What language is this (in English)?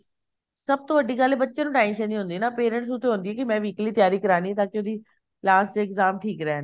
Punjabi